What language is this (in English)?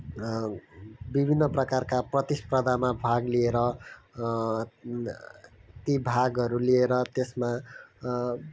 Nepali